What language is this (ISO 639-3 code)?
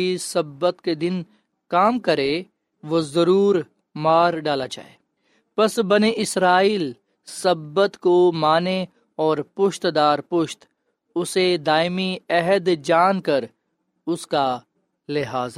urd